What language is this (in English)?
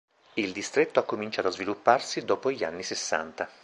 Italian